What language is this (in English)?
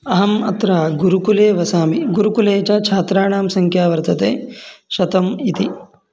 Sanskrit